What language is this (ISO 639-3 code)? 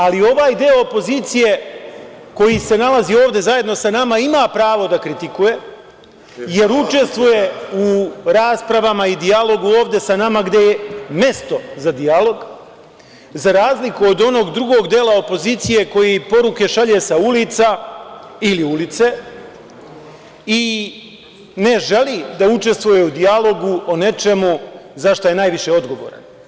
srp